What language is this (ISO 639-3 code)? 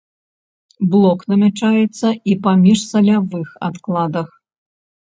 bel